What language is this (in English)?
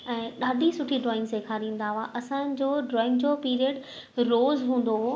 Sindhi